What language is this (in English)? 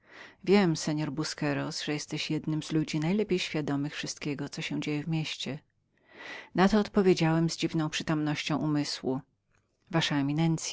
Polish